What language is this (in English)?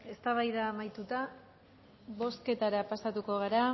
Basque